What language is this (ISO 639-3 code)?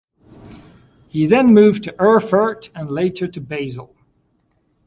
eng